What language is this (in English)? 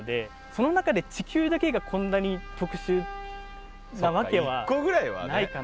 Japanese